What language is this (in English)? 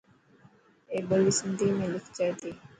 Dhatki